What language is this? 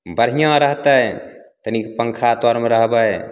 Maithili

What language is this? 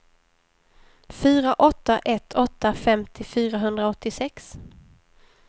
Swedish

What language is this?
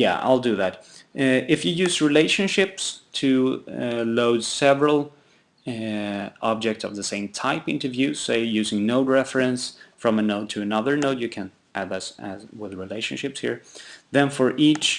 English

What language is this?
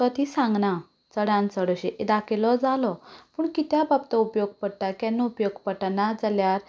Konkani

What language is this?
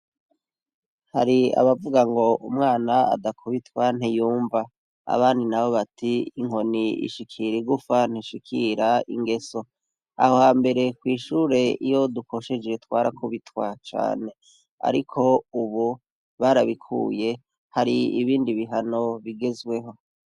Rundi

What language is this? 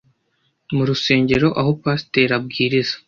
Kinyarwanda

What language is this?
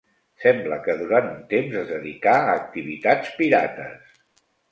Catalan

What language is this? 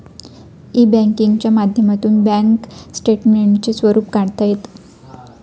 Marathi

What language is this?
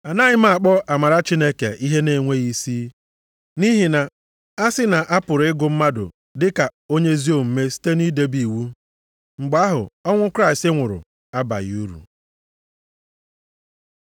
Igbo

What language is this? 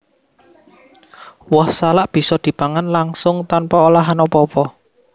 Javanese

